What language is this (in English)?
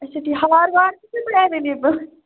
Kashmiri